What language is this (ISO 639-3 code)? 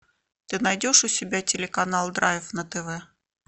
rus